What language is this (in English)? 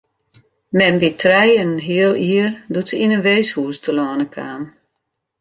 Western Frisian